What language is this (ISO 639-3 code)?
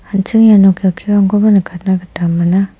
grt